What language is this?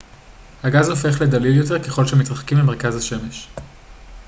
Hebrew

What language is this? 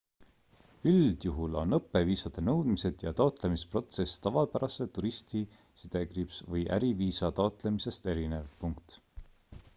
Estonian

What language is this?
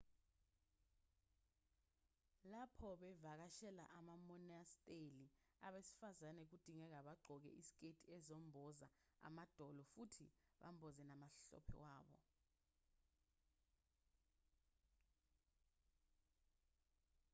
Zulu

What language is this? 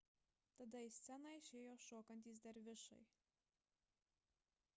Lithuanian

